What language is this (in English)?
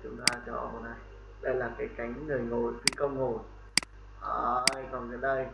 Vietnamese